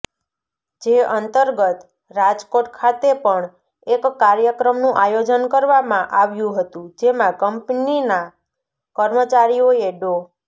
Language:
Gujarati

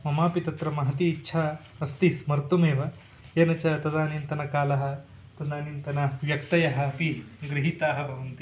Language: Sanskrit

